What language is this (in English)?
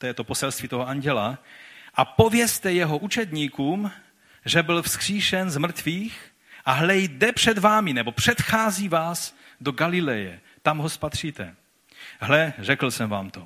Czech